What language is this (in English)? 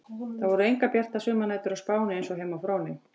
Icelandic